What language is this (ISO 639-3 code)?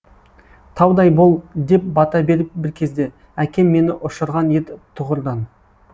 kaz